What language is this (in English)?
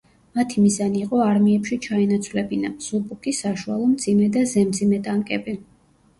Georgian